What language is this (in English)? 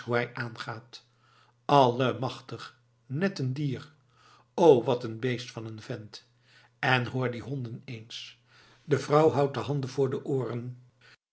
Dutch